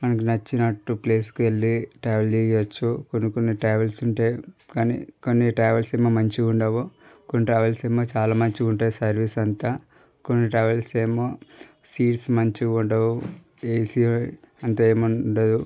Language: Telugu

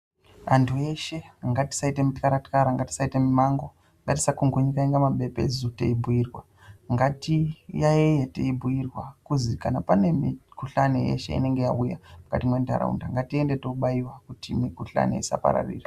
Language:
Ndau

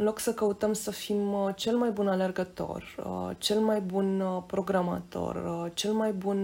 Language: Romanian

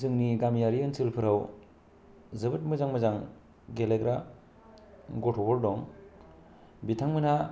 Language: Bodo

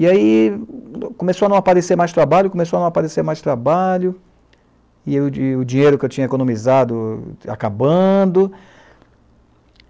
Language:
Portuguese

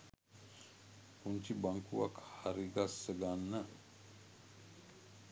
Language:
Sinhala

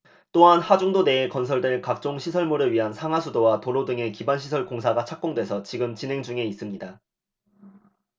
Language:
Korean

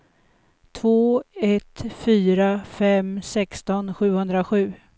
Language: Swedish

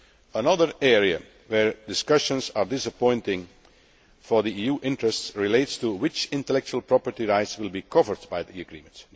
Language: English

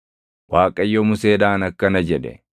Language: Oromo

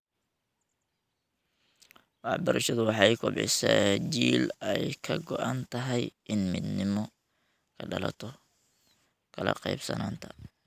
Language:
Somali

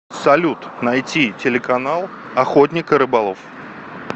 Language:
Russian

